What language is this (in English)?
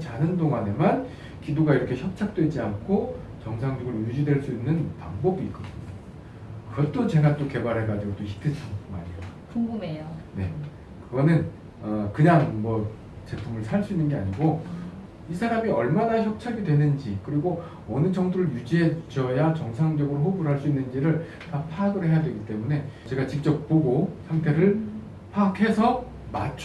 Korean